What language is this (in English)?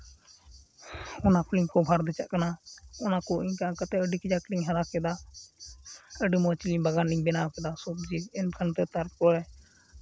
Santali